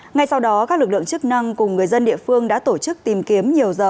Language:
Vietnamese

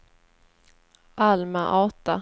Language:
Swedish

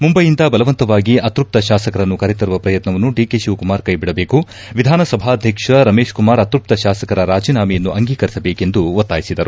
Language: Kannada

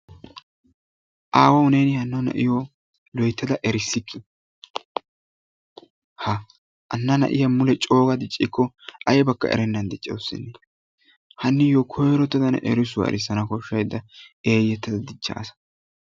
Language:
Wolaytta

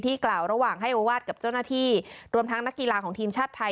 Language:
Thai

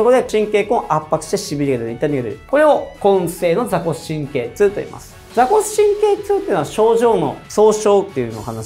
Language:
Japanese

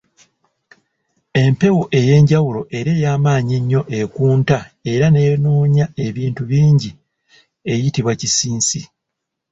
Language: Ganda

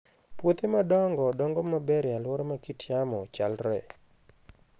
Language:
Luo (Kenya and Tanzania)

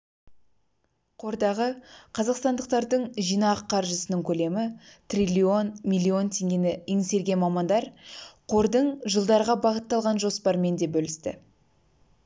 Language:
Kazakh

